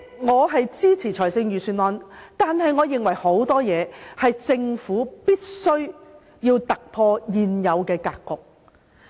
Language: Cantonese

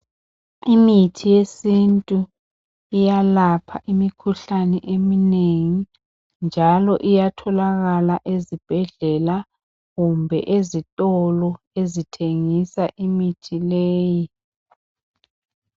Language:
North Ndebele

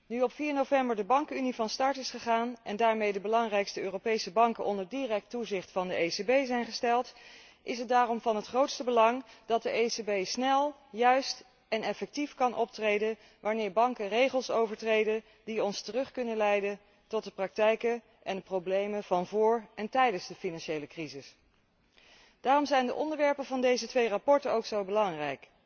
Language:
Dutch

